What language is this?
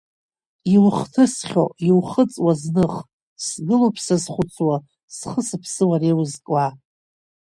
Abkhazian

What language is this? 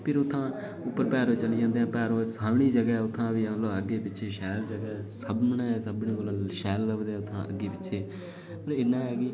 Dogri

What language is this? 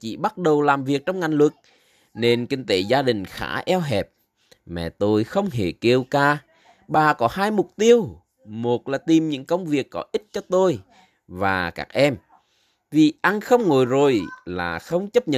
Vietnamese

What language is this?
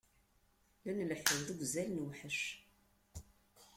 Kabyle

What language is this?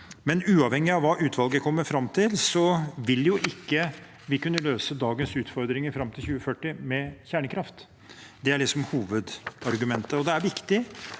Norwegian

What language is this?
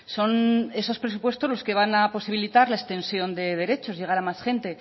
Spanish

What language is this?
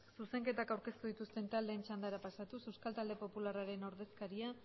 Basque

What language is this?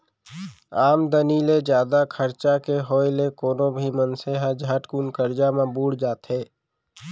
Chhattisgarhi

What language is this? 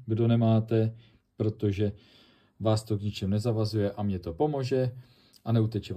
Czech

